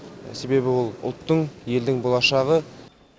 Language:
Kazakh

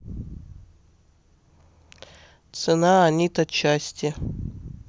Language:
Russian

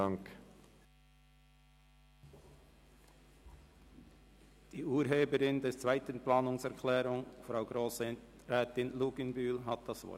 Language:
Swiss German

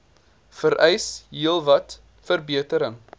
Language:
Afrikaans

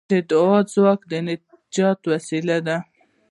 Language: Pashto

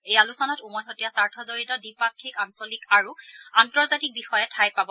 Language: Assamese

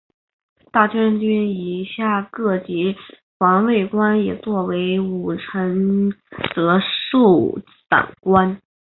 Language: Chinese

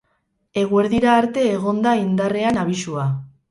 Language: Basque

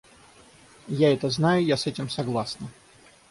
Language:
Russian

